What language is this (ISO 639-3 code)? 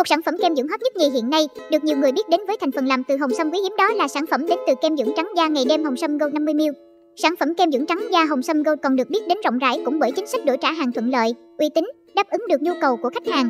vie